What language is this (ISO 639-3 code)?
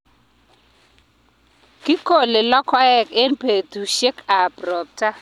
kln